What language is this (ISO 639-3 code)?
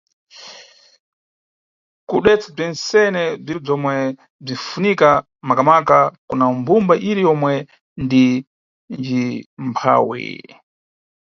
nyu